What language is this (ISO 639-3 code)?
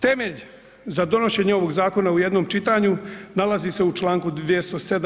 hrv